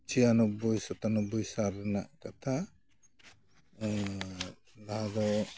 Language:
Santali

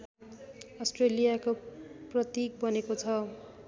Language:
Nepali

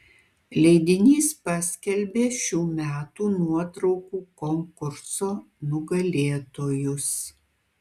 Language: Lithuanian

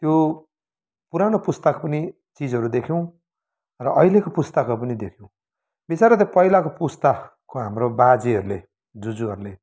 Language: Nepali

